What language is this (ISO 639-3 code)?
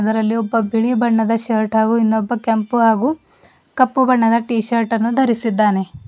kan